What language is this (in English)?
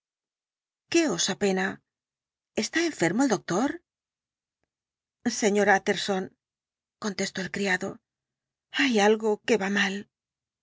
Spanish